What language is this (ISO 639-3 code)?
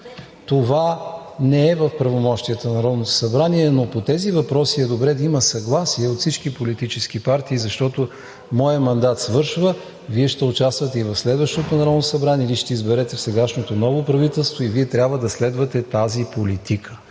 bul